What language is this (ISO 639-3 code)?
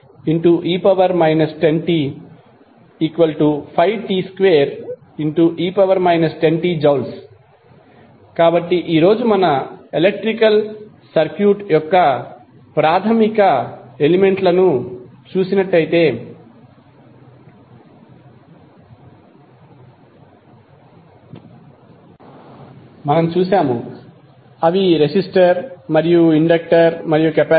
tel